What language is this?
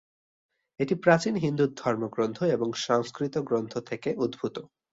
Bangla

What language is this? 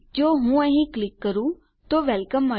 Gujarati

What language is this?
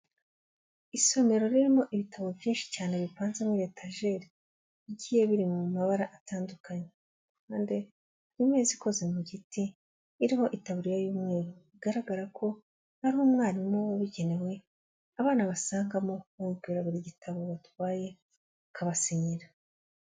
Kinyarwanda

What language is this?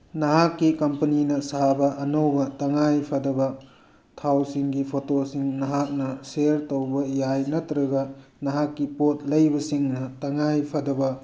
Manipuri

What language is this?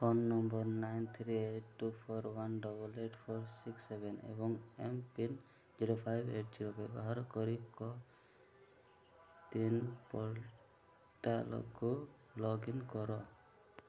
Odia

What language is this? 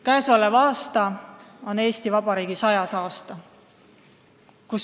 Estonian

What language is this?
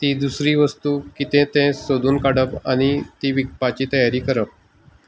Konkani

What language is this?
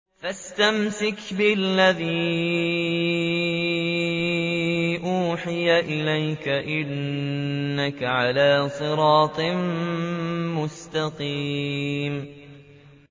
Arabic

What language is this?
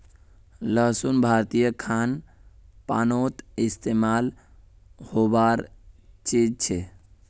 Magahi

